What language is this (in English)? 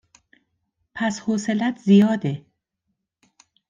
Persian